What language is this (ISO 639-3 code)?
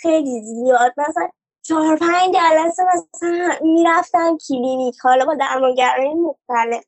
fas